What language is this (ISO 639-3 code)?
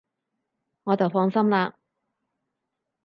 yue